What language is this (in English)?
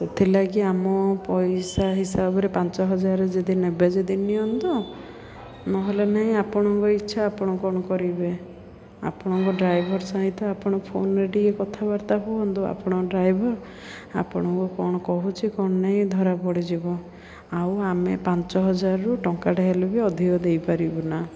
Odia